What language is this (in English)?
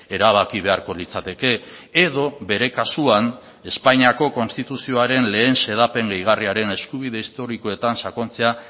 Basque